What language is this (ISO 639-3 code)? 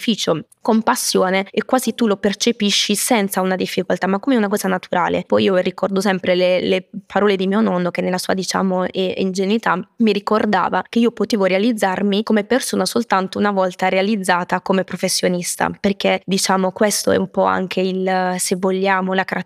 ita